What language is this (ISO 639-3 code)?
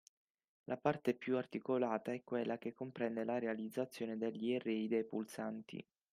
ita